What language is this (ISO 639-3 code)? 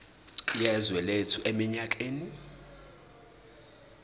zul